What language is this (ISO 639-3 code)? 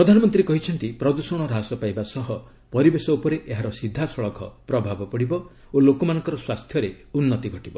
ori